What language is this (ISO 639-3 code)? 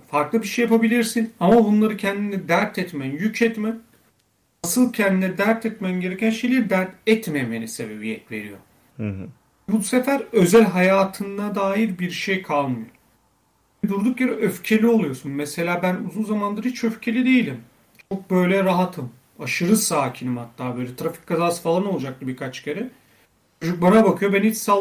tur